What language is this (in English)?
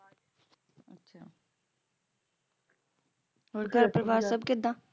Punjabi